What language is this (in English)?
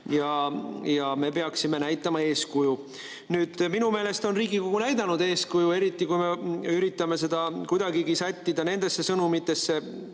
Estonian